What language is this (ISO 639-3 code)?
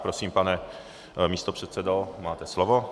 ces